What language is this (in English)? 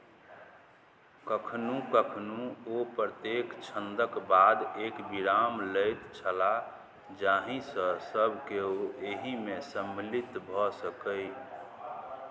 Maithili